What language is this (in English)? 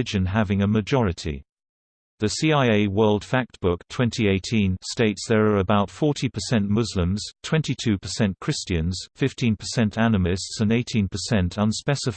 English